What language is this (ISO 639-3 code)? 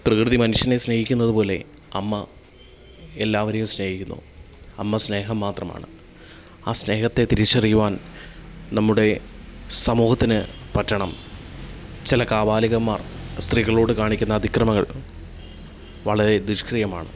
mal